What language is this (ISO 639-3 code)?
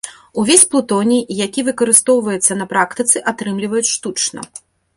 bel